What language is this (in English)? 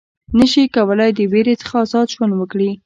Pashto